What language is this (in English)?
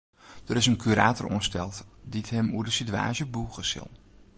Western Frisian